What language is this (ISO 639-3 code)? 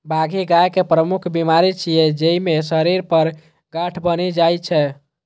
mai